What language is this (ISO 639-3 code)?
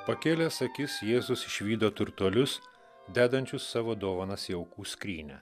lit